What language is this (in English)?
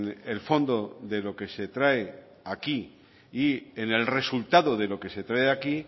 Spanish